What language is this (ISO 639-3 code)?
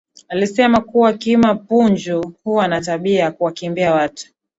swa